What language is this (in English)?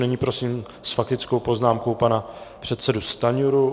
Czech